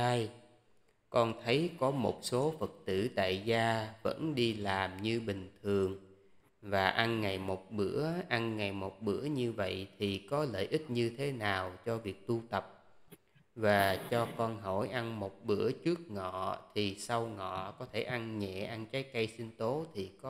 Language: Vietnamese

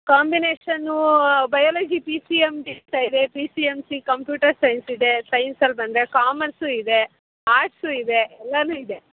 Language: Kannada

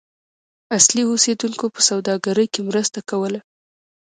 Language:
Pashto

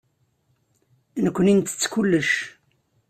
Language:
Kabyle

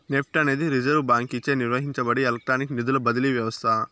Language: Telugu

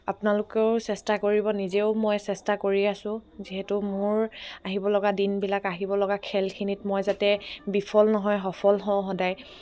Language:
Assamese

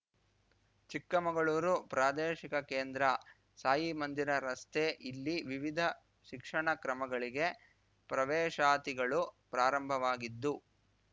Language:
Kannada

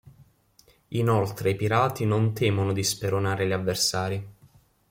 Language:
Italian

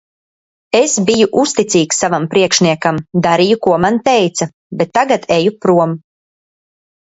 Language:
Latvian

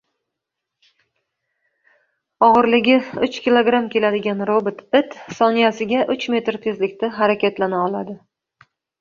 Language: Uzbek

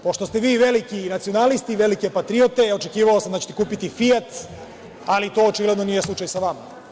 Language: Serbian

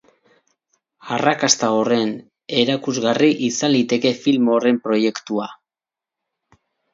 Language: Basque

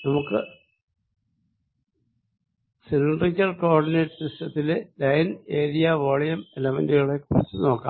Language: Malayalam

